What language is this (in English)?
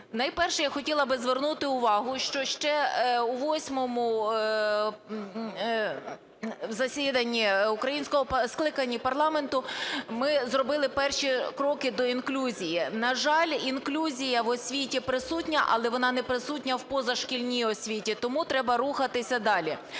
Ukrainian